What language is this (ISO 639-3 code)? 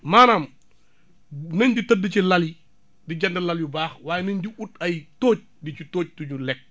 wol